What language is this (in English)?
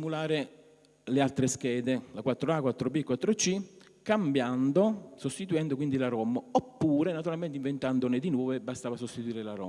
Italian